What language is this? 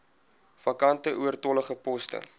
Afrikaans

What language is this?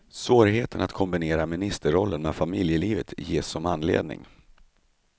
Swedish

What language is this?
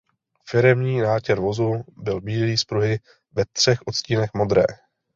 Czech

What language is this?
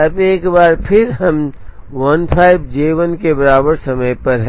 Hindi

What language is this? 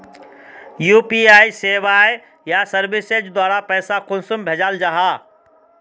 Magahi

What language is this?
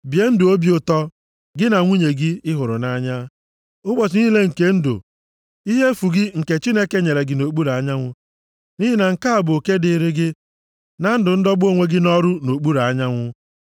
Igbo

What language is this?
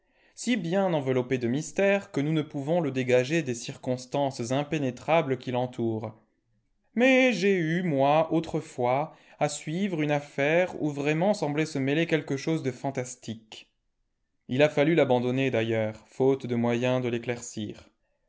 French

